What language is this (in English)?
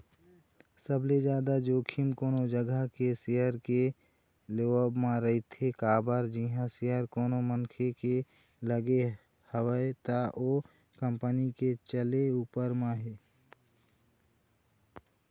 Chhattisgarhi